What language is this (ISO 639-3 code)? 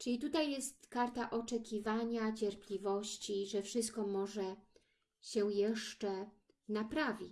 pol